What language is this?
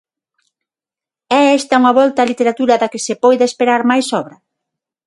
Galician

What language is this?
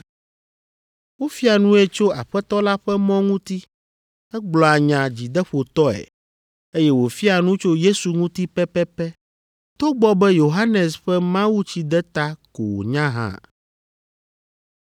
Ewe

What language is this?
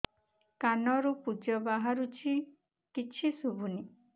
Odia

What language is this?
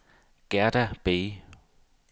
Danish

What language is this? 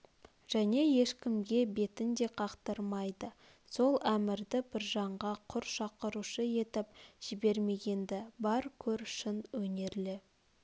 Kazakh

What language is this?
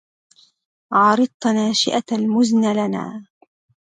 Arabic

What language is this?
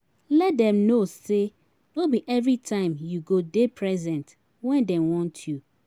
Nigerian Pidgin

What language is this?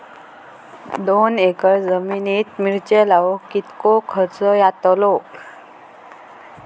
Marathi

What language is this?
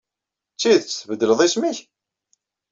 Kabyle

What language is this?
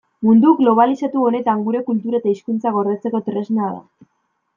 Basque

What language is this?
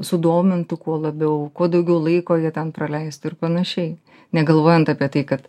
Lithuanian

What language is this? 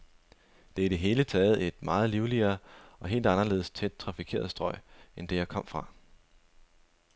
Danish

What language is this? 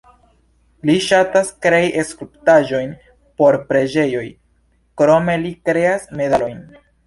Esperanto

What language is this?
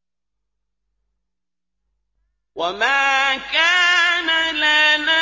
Arabic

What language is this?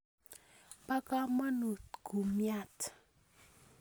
Kalenjin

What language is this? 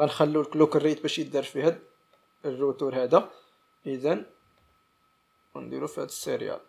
Arabic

